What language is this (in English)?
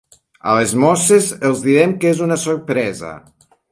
Catalan